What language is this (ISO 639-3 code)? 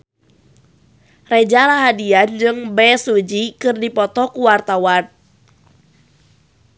sun